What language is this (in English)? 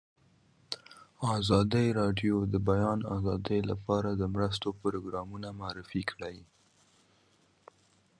Pashto